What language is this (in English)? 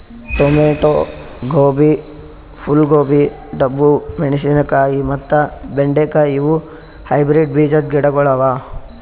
Kannada